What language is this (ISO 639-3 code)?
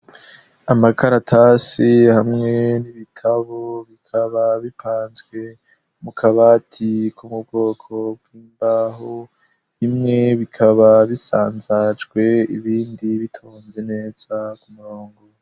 run